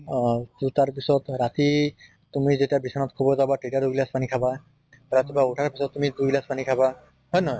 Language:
Assamese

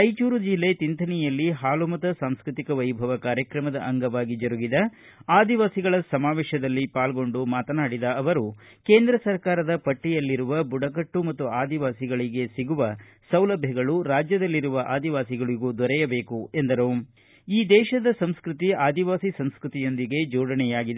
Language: Kannada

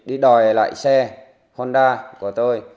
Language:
Vietnamese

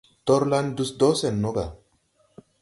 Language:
Tupuri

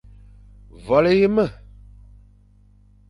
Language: Fang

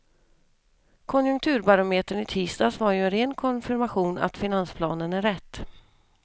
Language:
Swedish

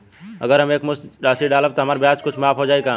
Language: Bhojpuri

